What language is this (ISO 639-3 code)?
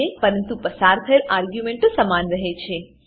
guj